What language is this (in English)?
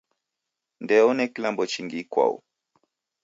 Taita